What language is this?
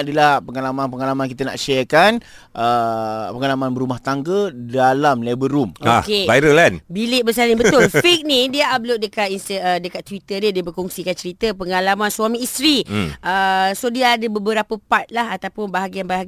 Malay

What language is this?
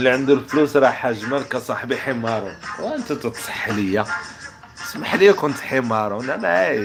Arabic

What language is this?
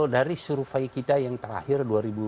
Indonesian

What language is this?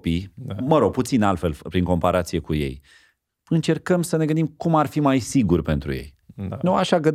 Romanian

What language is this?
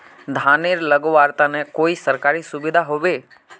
Magahi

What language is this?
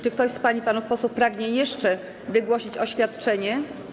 Polish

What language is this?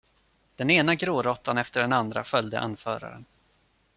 Swedish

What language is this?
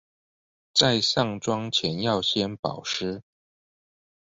Chinese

